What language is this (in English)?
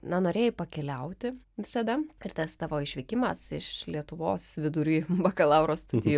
Lithuanian